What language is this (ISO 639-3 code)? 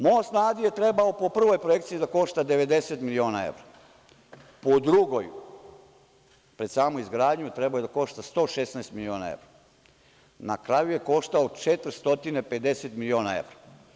srp